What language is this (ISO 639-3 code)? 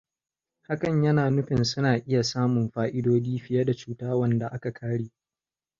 hau